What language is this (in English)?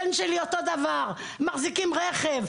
Hebrew